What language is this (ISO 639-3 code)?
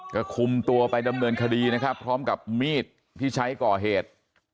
tha